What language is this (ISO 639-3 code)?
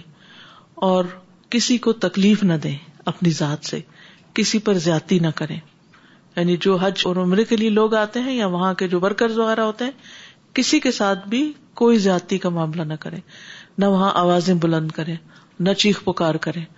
urd